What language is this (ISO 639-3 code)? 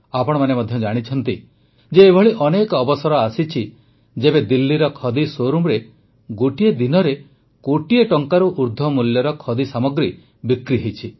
ori